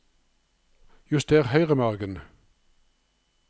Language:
Norwegian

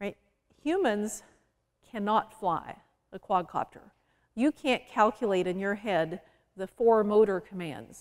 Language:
English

